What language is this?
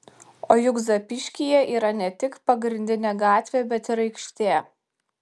Lithuanian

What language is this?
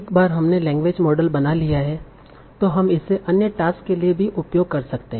Hindi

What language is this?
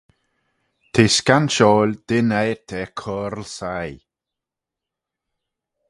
Manx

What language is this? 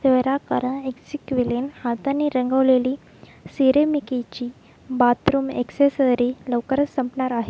Marathi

